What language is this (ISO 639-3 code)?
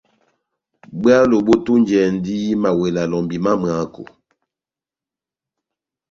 bnm